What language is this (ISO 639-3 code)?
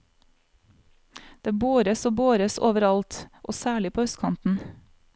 nor